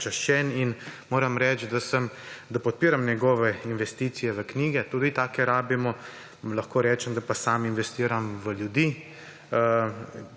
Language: Slovenian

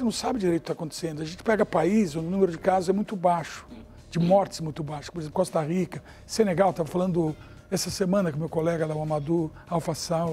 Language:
Portuguese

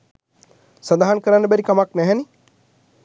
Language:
Sinhala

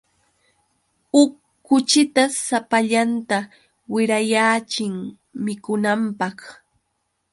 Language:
Yauyos Quechua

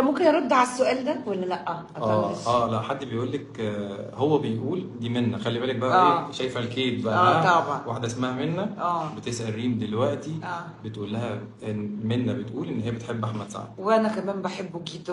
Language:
Arabic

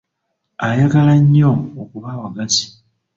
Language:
Ganda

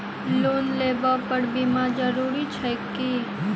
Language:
Maithili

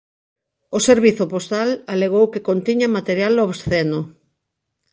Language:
Galician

